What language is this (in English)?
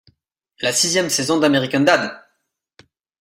French